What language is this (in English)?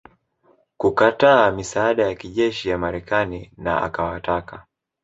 Swahili